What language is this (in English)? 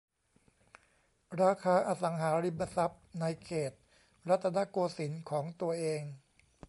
Thai